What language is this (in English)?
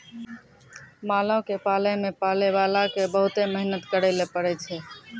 Maithili